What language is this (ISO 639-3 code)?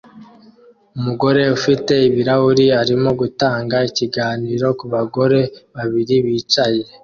kin